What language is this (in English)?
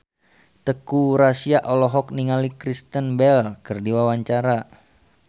Sundanese